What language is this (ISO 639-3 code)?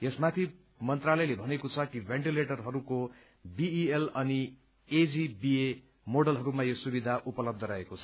nep